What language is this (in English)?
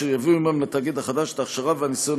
Hebrew